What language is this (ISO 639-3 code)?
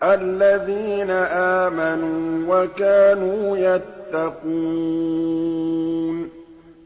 ara